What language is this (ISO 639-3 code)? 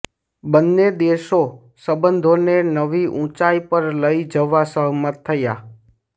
guj